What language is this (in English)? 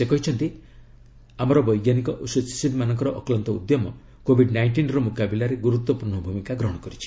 Odia